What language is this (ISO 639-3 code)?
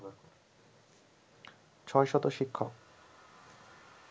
ben